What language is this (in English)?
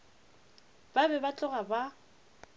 Northern Sotho